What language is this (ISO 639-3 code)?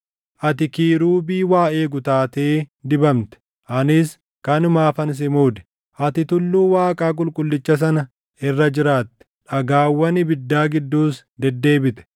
orm